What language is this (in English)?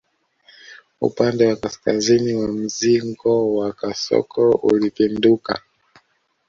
Swahili